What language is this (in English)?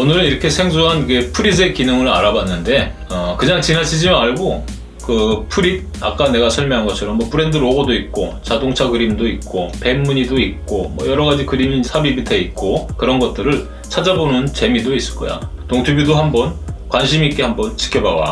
Korean